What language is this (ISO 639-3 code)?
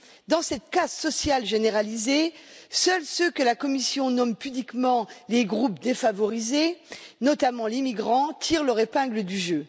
fra